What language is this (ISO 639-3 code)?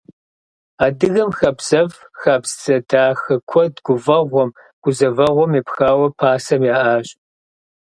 kbd